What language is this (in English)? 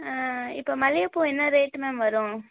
Tamil